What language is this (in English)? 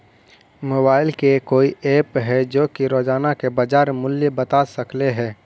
Magahi